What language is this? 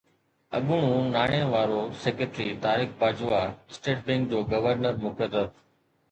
Sindhi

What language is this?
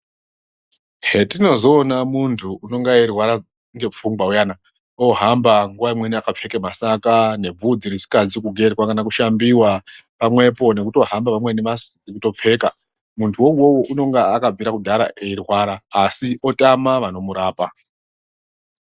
Ndau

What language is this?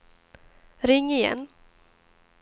Swedish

